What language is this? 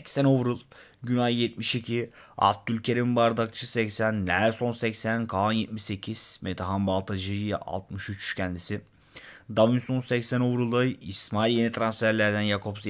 Turkish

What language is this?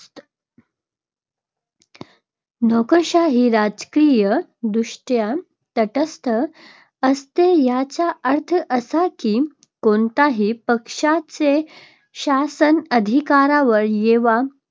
Marathi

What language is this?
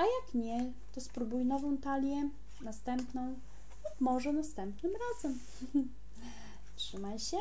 Polish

